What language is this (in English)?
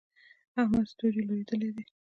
Pashto